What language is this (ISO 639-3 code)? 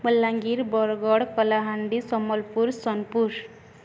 ori